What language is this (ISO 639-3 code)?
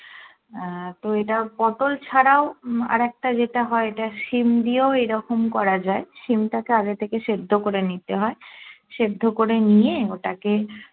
ben